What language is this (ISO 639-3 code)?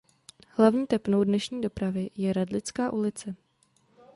ces